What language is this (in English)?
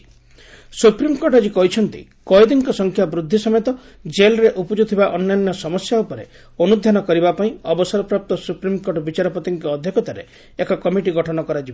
Odia